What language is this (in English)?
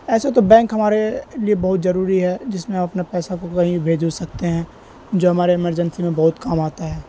Urdu